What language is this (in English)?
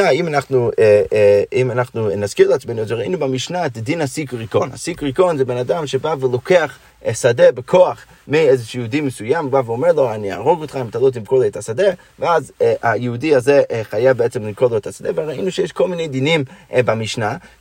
Hebrew